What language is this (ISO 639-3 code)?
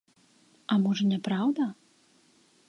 bel